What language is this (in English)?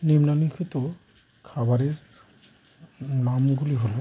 Bangla